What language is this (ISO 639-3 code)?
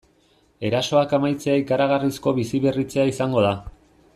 eus